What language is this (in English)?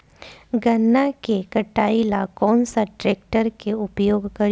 Bhojpuri